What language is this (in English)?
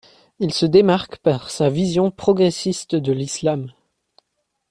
French